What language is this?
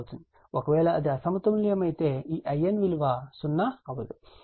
Telugu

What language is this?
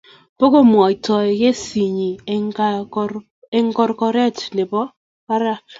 Kalenjin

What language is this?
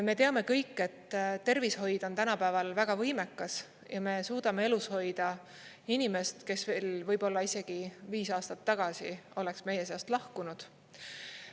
Estonian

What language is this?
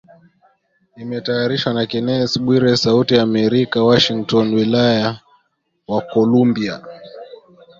Swahili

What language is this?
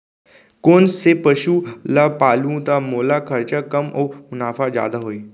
Chhattisgarhi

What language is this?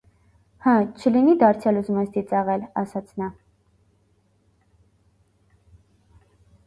Armenian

